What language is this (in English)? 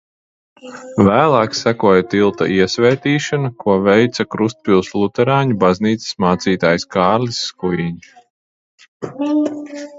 Latvian